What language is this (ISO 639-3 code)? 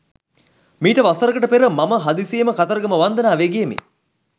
sin